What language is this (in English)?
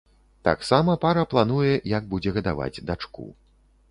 Belarusian